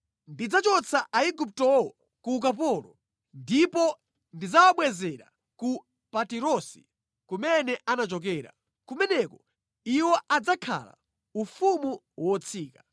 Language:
Nyanja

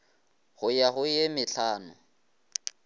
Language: Northern Sotho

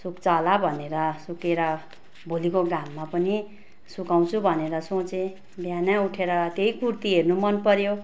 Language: Nepali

